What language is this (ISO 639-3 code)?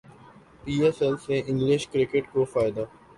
urd